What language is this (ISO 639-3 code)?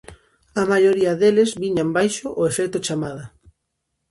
glg